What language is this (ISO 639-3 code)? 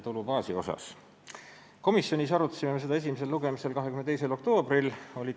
est